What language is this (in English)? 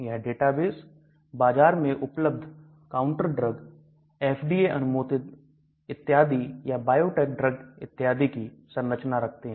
Hindi